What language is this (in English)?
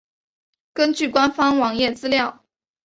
Chinese